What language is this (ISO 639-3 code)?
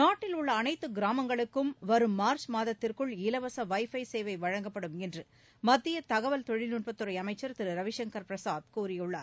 tam